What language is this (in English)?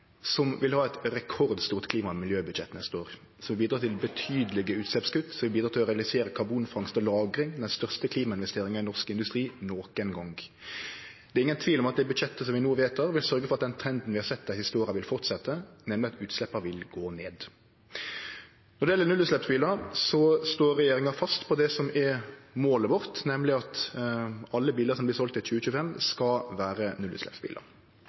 Norwegian Nynorsk